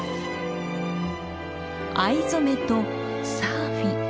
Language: Japanese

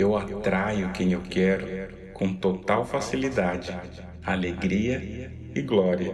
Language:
Portuguese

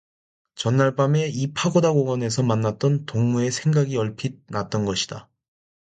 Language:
Korean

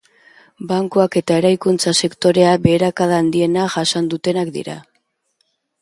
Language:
Basque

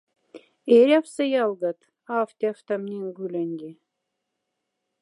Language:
Moksha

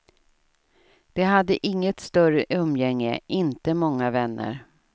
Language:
Swedish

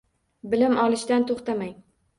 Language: Uzbek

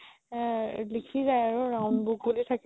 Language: Assamese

